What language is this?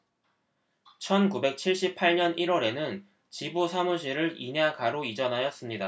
Korean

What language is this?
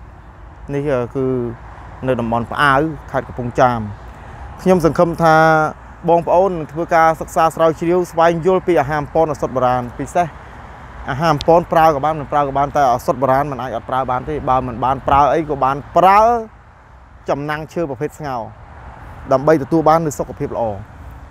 Thai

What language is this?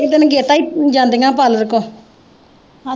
Punjabi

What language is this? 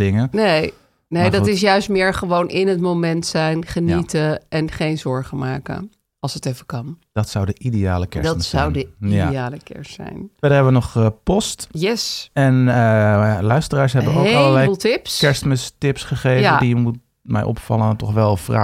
Dutch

